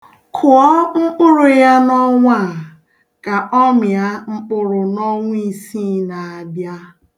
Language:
Igbo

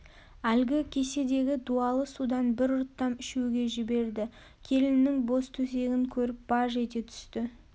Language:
Kazakh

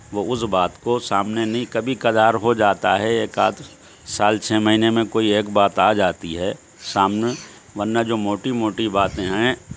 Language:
Urdu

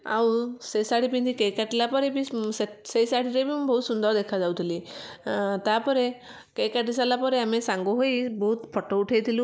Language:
Odia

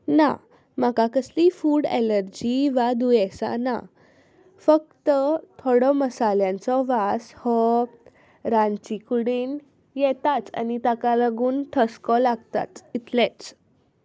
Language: Konkani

